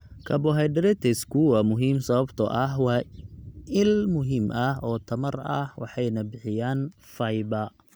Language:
Somali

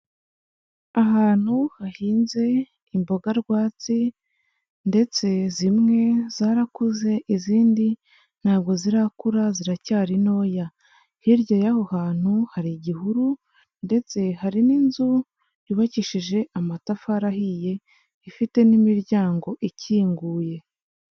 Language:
Kinyarwanda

